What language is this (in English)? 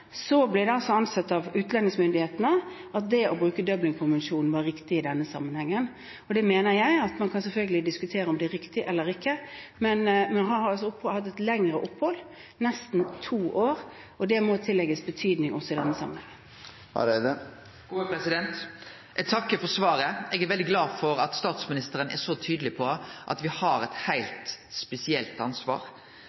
Norwegian